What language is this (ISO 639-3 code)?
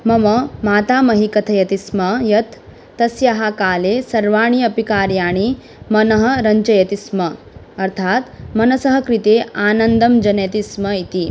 san